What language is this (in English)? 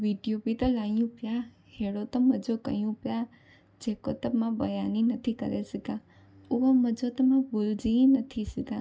Sindhi